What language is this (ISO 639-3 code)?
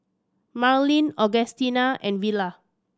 eng